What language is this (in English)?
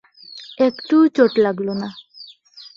Bangla